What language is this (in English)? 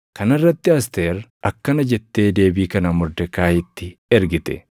Oromo